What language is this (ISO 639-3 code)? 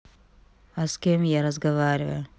rus